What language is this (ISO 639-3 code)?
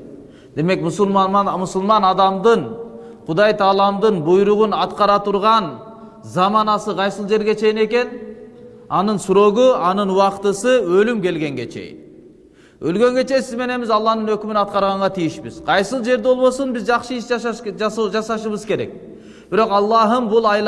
tur